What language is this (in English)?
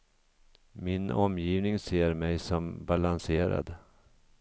Swedish